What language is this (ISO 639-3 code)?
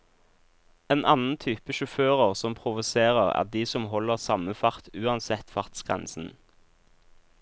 nor